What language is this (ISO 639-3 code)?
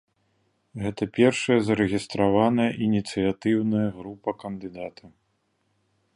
bel